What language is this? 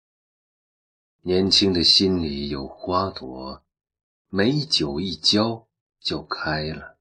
Chinese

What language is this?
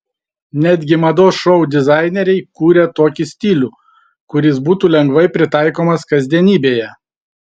Lithuanian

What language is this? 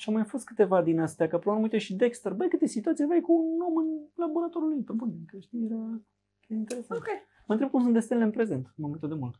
Romanian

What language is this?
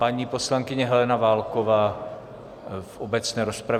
Czech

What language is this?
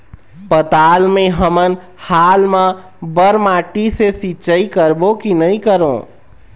Chhattisgarhi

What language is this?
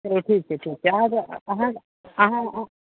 Maithili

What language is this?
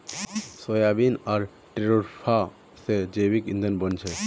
Magahi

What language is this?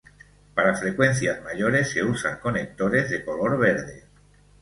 Spanish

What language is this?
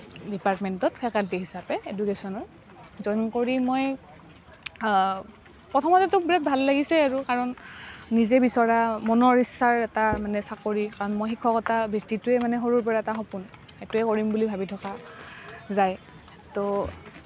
Assamese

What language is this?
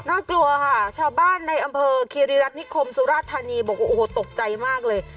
Thai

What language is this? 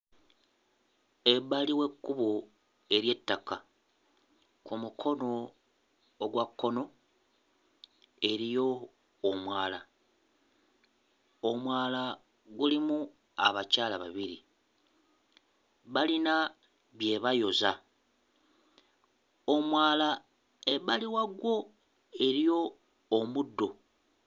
Ganda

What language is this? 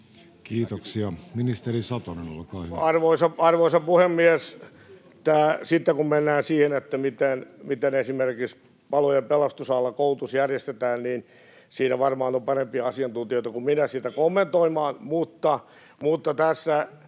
Finnish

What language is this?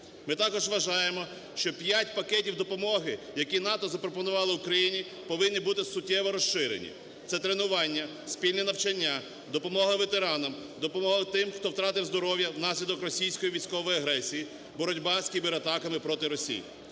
Ukrainian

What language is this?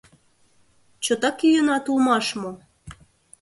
Mari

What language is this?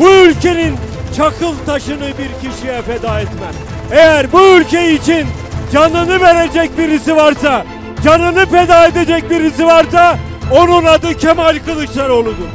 Turkish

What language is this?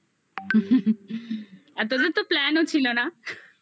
Bangla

